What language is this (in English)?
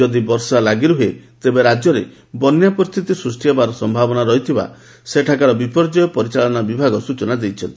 Odia